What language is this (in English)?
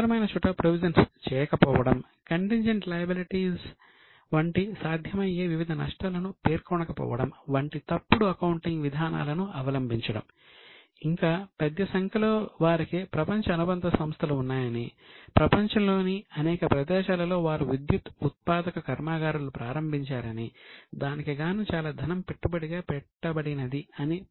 Telugu